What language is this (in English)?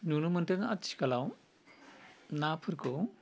Bodo